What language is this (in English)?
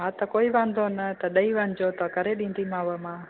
Sindhi